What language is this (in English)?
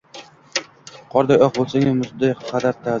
Uzbek